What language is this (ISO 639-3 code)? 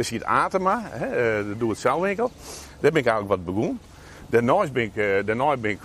nld